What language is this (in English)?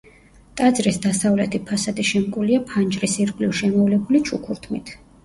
Georgian